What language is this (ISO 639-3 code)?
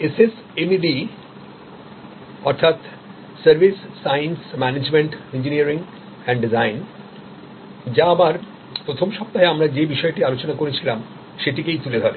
ben